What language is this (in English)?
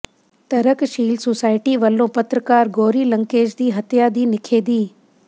Punjabi